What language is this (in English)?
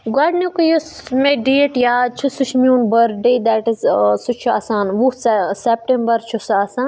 Kashmiri